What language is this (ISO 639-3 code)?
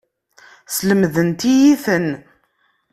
kab